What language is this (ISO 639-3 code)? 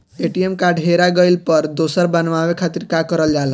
bho